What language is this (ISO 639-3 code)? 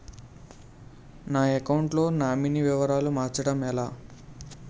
tel